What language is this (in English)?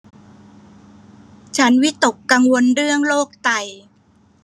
Thai